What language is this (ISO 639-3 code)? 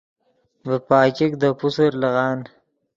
ydg